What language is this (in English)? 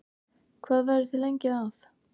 Icelandic